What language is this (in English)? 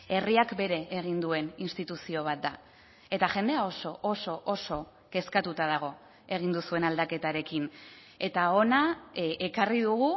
Basque